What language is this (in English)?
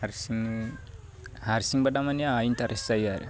Bodo